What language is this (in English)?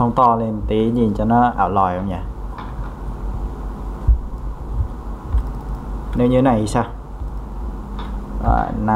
Vietnamese